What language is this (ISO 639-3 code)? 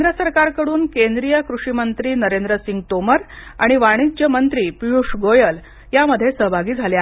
mar